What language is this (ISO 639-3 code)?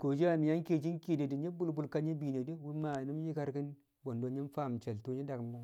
kcq